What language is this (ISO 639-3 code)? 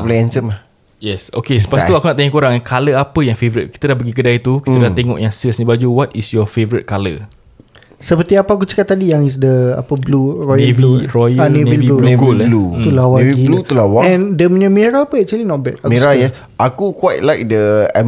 msa